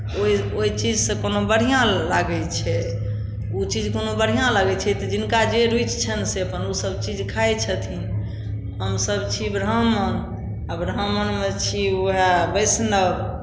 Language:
Maithili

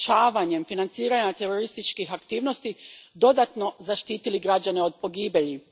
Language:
Croatian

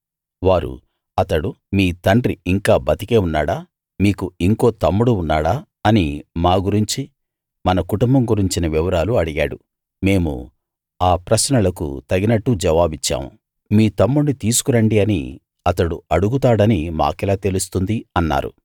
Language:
Telugu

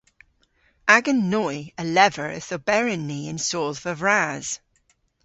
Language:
Cornish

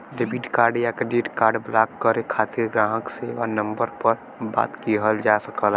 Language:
Bhojpuri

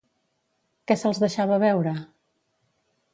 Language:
Catalan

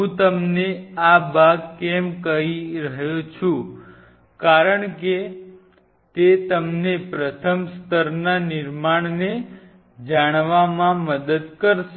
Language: Gujarati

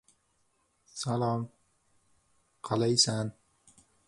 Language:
Uzbek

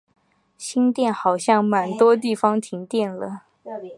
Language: Chinese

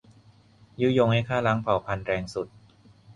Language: Thai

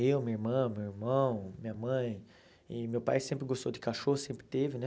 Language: Portuguese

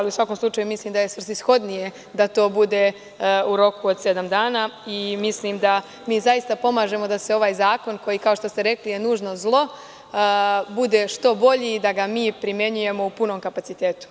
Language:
Serbian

